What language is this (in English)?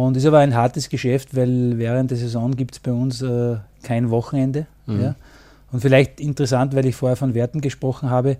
German